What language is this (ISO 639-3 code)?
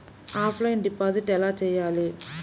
tel